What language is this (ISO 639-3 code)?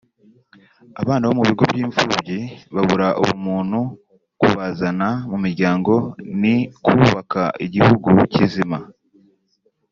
kin